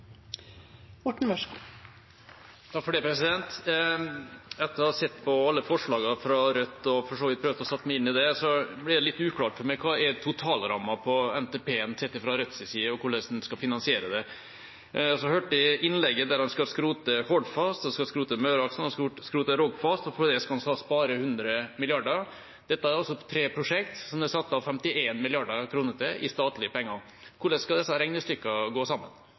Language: Norwegian Bokmål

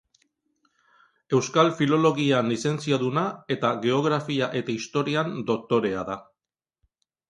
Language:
Basque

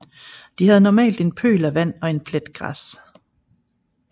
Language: Danish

